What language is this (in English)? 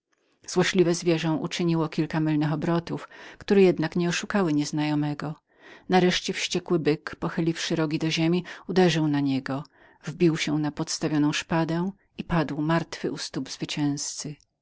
Polish